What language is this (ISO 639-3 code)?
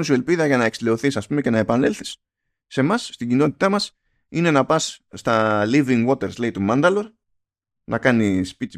ell